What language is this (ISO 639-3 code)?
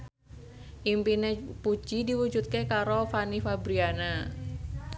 jav